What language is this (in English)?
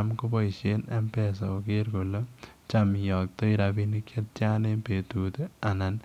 Kalenjin